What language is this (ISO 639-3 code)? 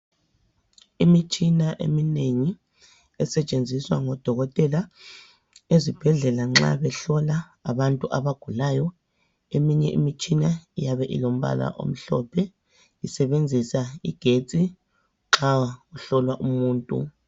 nde